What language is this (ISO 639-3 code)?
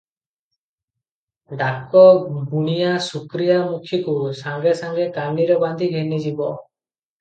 ori